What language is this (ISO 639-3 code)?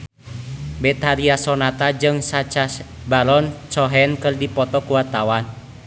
sun